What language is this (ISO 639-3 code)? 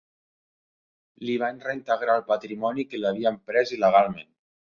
cat